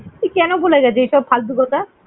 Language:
Bangla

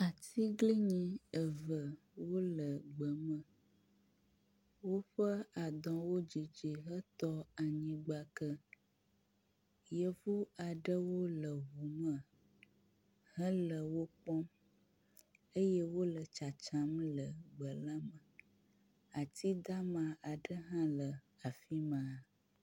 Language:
Ewe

